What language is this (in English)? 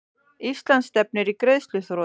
Icelandic